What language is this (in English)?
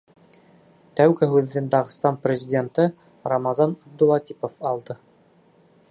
Bashkir